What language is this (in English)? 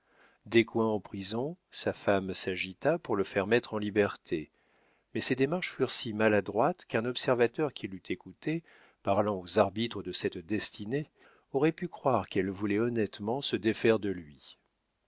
French